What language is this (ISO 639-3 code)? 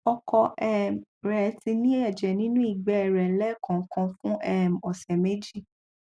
yor